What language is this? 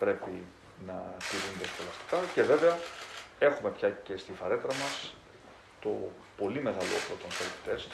Greek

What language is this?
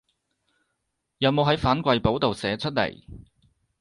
Cantonese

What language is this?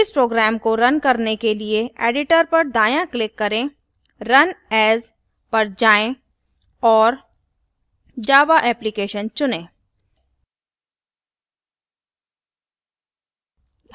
Hindi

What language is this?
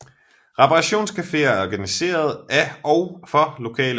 Danish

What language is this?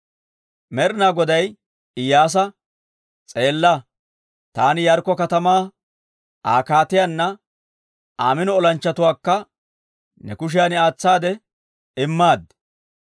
Dawro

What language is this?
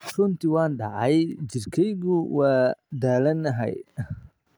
Somali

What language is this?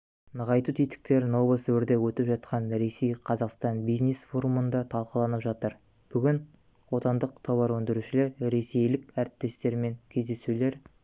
Kazakh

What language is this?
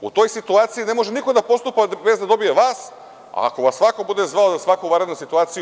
Serbian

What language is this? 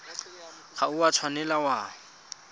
Tswana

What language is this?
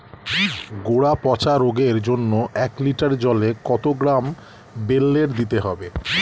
Bangla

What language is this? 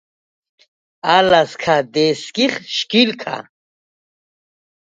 Svan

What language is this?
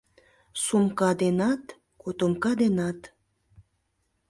Mari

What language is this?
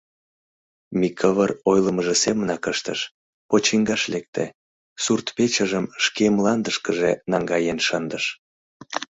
Mari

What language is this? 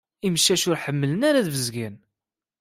Kabyle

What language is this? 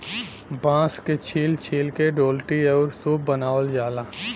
Bhojpuri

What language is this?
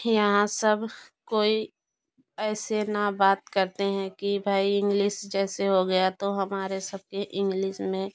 Hindi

